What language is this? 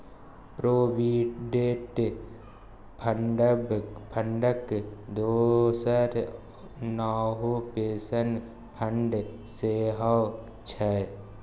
Maithili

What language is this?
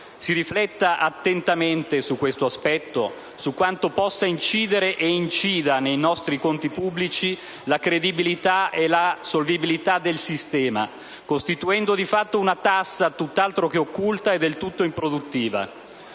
Italian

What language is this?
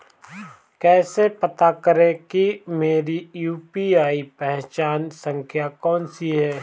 Hindi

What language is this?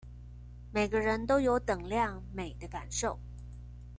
Chinese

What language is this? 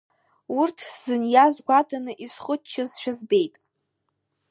Abkhazian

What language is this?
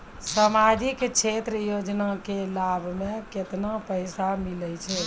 Maithili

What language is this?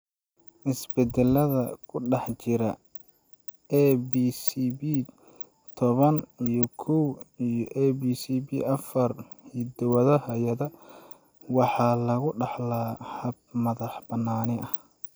Somali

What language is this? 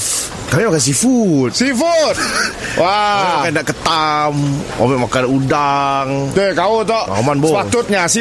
Malay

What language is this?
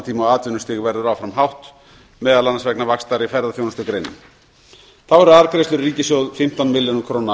Icelandic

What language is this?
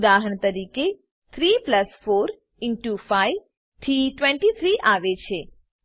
Gujarati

